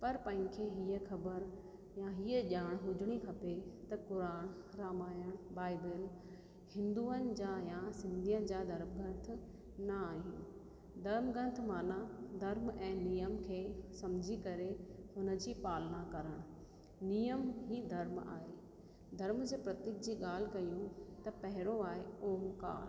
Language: Sindhi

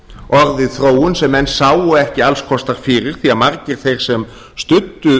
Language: Icelandic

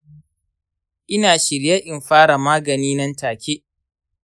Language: Hausa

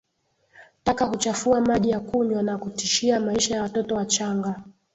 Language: Swahili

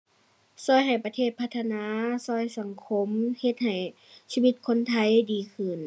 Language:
Thai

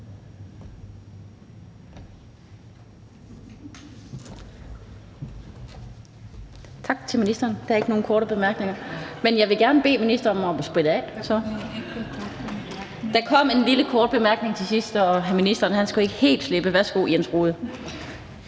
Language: Danish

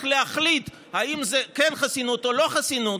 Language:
Hebrew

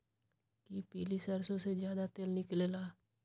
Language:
Magahi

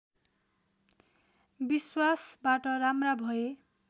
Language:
Nepali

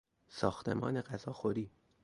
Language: Persian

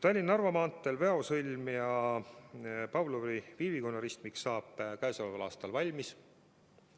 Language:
Estonian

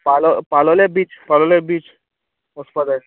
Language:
Konkani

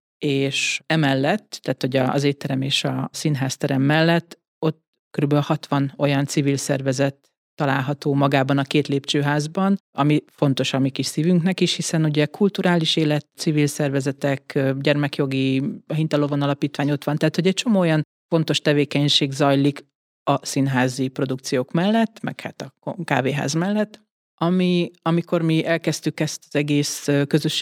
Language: Hungarian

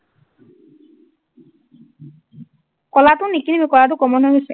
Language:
Assamese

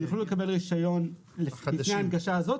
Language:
Hebrew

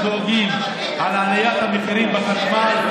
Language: Hebrew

